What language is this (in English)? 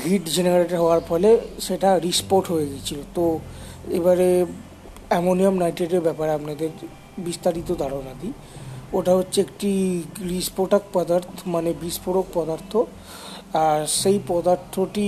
Bangla